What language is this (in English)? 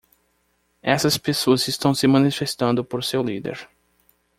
Portuguese